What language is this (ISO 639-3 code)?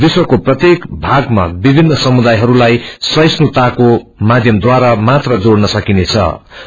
nep